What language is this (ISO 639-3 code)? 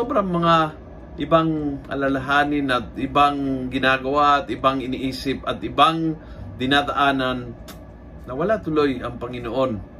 fil